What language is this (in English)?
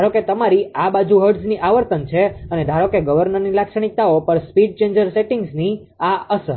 Gujarati